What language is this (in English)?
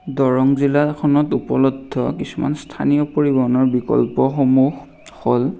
Assamese